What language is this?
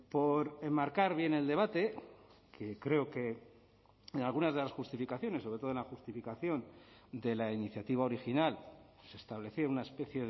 Spanish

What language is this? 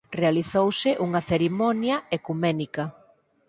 Galician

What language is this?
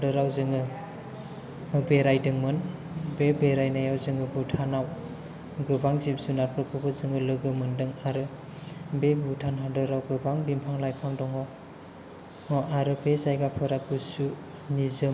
Bodo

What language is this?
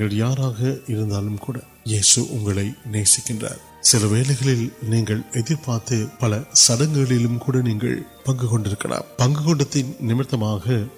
Urdu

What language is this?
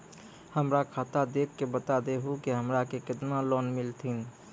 Maithili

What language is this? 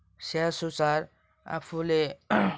Nepali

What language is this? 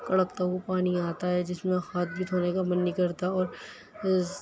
Urdu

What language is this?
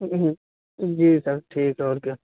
Urdu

